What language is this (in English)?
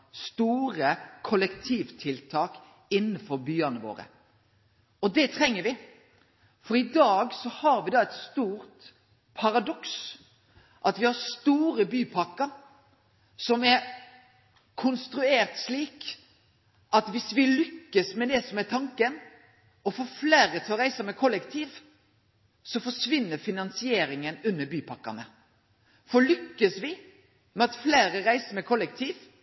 Norwegian Nynorsk